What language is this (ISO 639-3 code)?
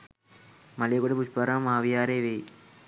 sin